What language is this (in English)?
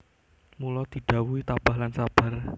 Javanese